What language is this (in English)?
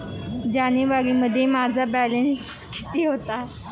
Marathi